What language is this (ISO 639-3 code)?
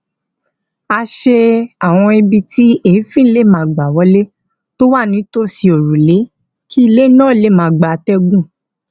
yor